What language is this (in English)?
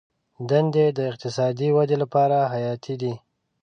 Pashto